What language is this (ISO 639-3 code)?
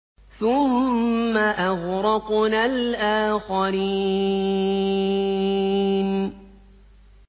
ara